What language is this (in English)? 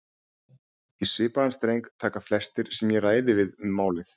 Icelandic